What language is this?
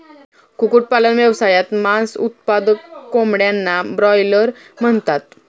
Marathi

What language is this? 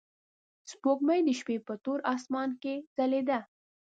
Pashto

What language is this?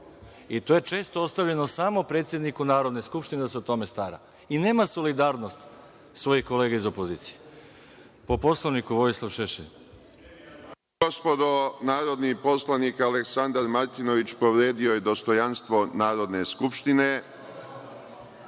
Serbian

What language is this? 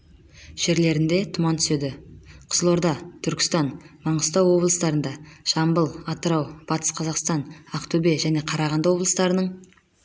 Kazakh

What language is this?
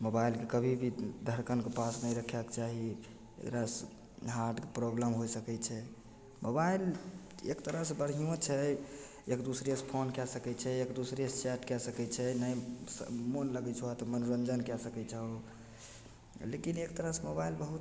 Maithili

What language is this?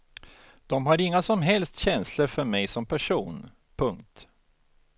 Swedish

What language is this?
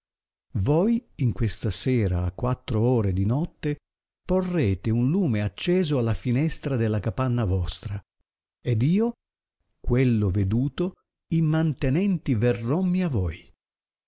Italian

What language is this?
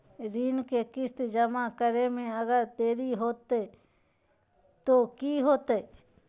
Magahi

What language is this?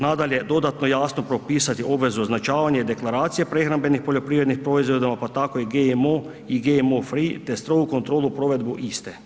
Croatian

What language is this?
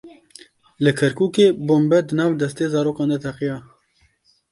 Kurdish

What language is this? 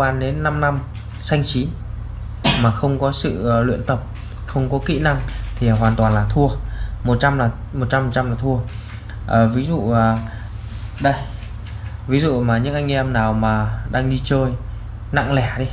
Vietnamese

